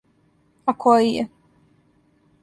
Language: Serbian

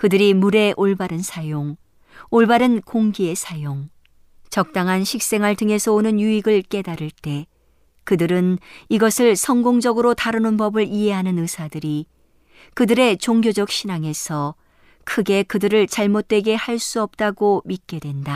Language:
Korean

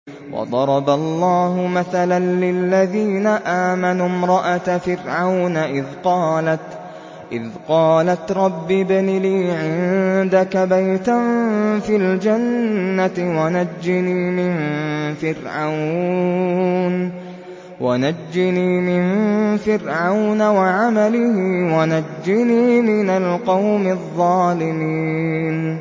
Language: Arabic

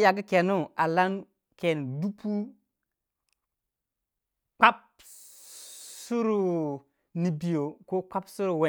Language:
Waja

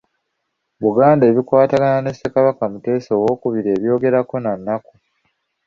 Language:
Ganda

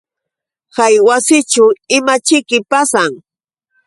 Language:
Yauyos Quechua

